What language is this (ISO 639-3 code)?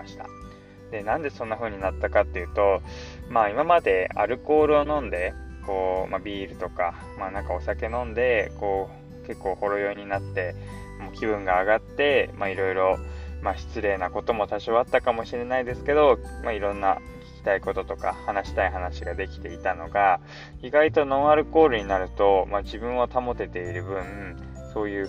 jpn